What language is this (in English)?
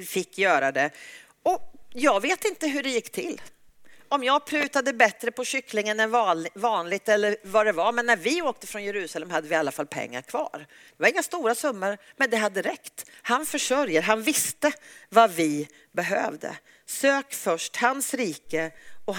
Swedish